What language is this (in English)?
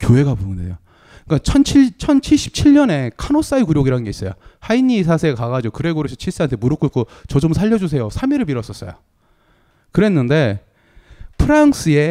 Korean